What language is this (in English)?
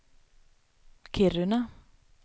Swedish